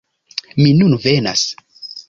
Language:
Esperanto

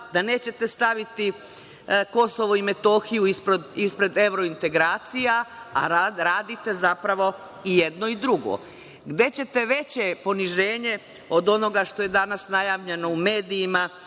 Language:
Serbian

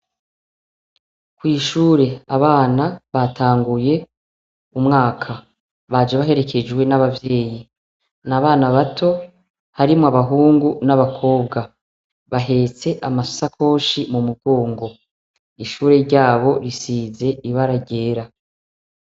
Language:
Rundi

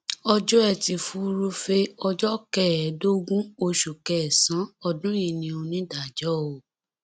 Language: Yoruba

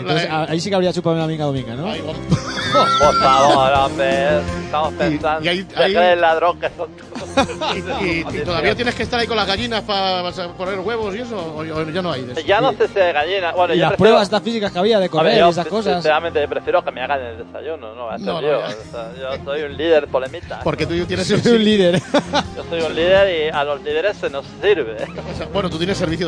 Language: Spanish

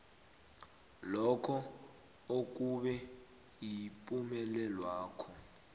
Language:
South Ndebele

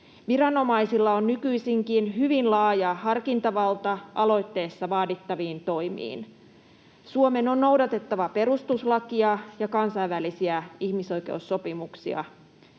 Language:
Finnish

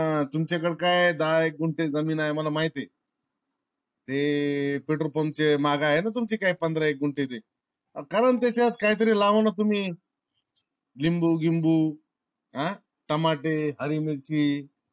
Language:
Marathi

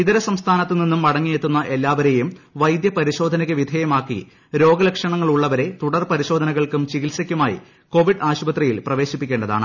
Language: Malayalam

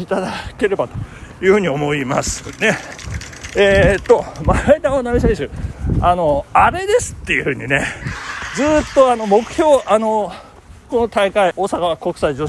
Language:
Japanese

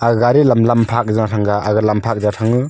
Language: Wancho Naga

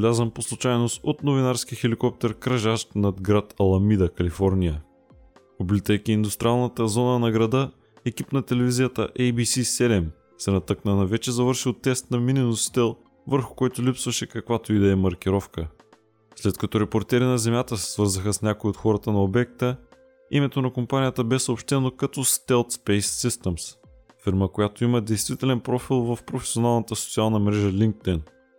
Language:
Bulgarian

